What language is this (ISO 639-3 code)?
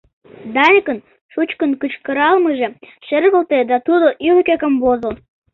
chm